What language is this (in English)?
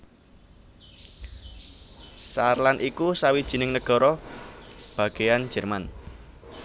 Javanese